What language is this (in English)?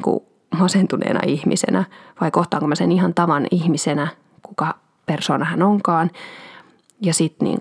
Finnish